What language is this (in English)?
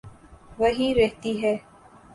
Urdu